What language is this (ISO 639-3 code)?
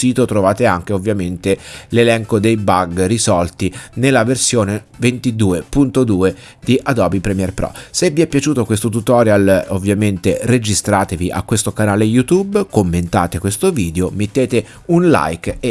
ita